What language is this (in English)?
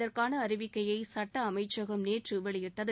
Tamil